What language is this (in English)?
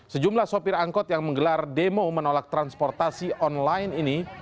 Indonesian